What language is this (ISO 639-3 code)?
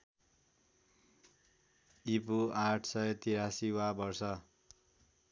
nep